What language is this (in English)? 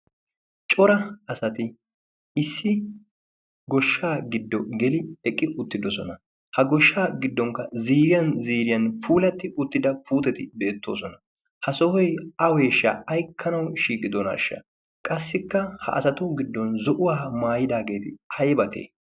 Wolaytta